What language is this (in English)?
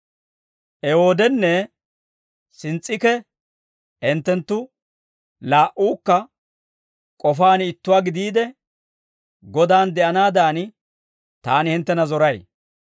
Dawro